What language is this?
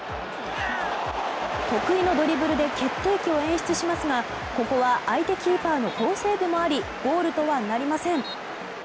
Japanese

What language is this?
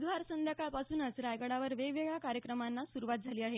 Marathi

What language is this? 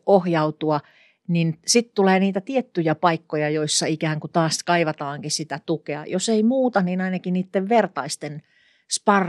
Finnish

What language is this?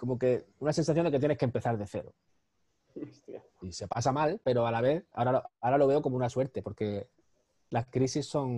Spanish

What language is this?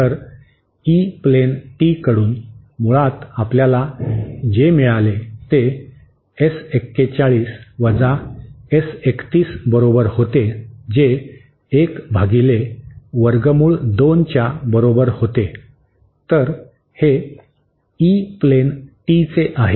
Marathi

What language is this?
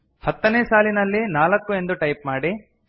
Kannada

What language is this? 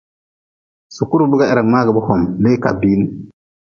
Nawdm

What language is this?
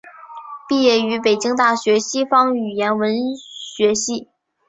Chinese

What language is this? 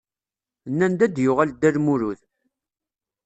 Kabyle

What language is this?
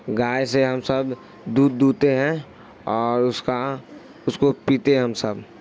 Urdu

